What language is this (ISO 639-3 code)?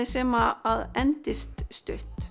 isl